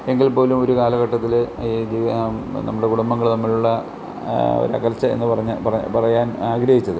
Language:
Malayalam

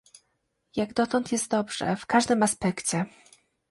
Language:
Polish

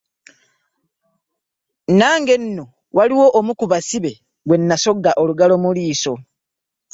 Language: Ganda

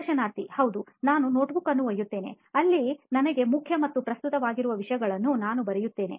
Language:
Kannada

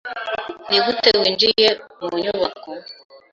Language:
Kinyarwanda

